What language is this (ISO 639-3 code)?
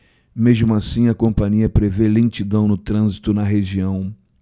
por